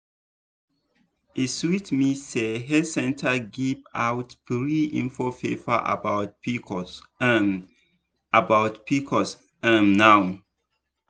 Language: Nigerian Pidgin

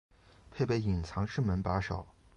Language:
Chinese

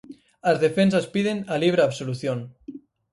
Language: Galician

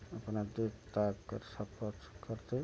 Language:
Hindi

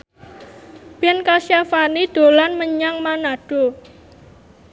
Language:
Javanese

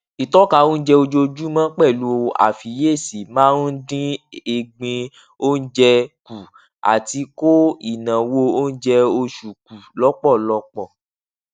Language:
Yoruba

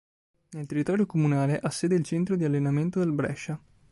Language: Italian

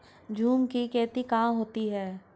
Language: Hindi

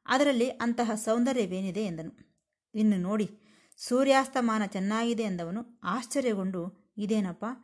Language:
Kannada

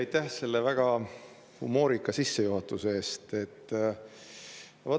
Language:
Estonian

